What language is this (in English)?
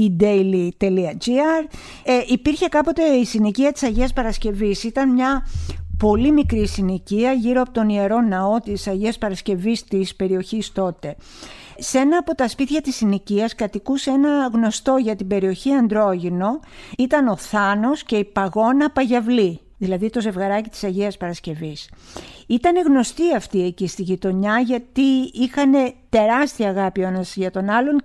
Greek